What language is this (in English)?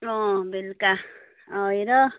Nepali